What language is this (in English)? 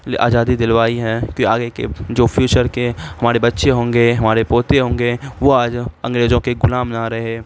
Urdu